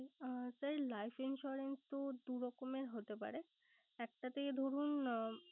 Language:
Bangla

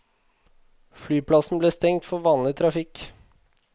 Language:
Norwegian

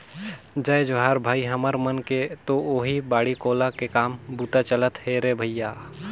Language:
Chhattisgarhi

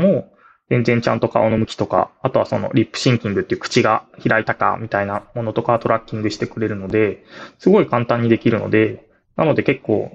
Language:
Japanese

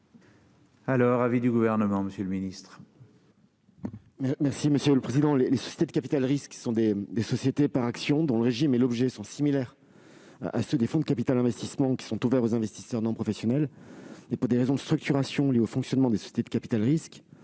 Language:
French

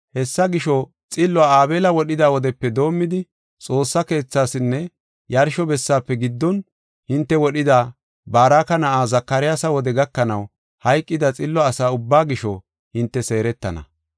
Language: Gofa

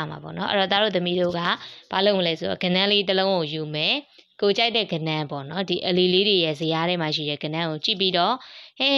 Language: Vietnamese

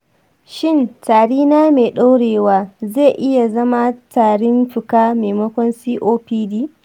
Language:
Hausa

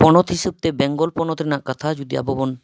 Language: Santali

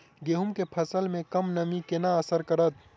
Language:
Maithili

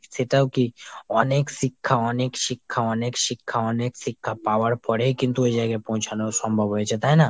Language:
Bangla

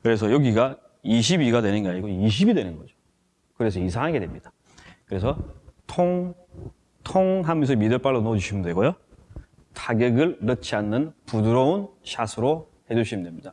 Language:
Korean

